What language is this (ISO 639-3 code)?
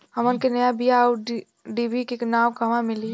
bho